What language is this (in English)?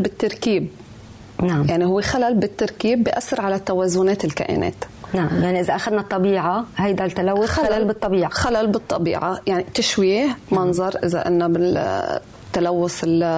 Arabic